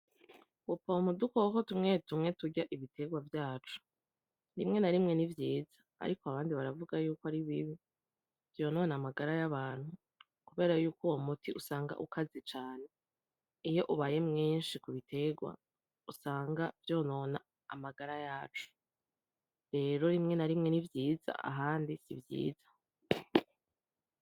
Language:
Rundi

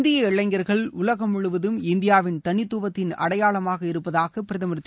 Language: Tamil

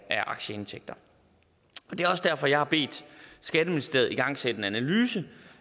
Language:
Danish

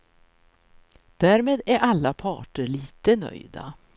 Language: Swedish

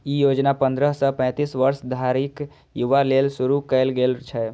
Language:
Maithili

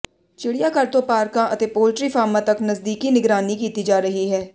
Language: Punjabi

